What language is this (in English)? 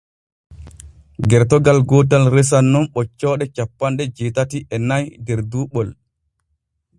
Borgu Fulfulde